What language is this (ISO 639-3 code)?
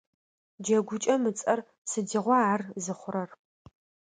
ady